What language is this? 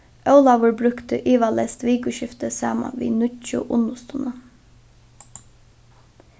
Faroese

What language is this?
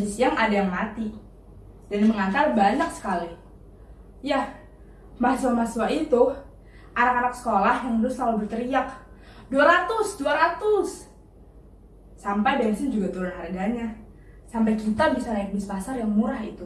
Indonesian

